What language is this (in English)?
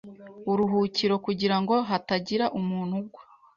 Kinyarwanda